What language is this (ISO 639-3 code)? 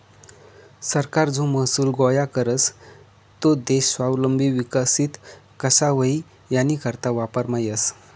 mar